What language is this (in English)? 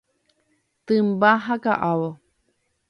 Guarani